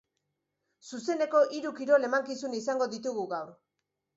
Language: Basque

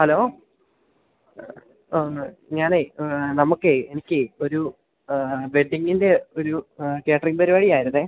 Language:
Malayalam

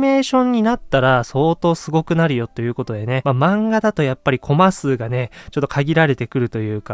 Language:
Japanese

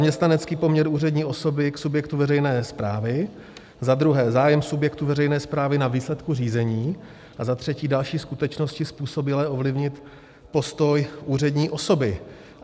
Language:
Czech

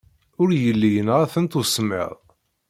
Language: Kabyle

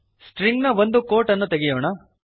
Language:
Kannada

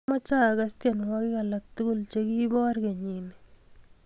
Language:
Kalenjin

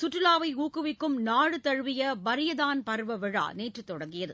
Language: Tamil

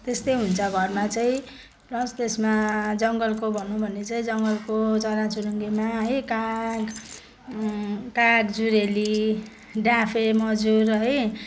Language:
Nepali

